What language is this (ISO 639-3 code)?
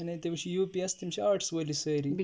kas